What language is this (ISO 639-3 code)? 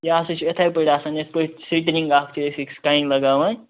kas